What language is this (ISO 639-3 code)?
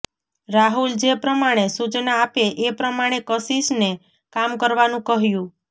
guj